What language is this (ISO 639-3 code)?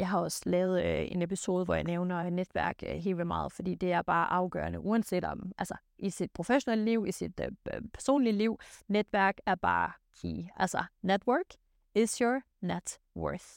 dan